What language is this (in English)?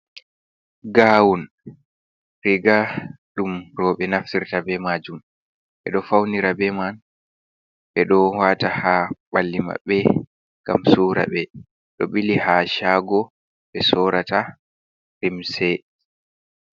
Fula